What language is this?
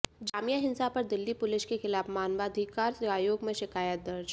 Hindi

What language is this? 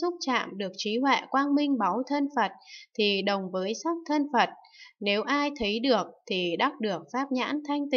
Vietnamese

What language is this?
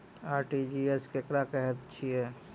Maithili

